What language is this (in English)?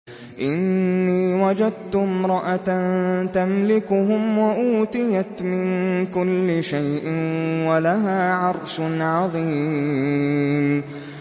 Arabic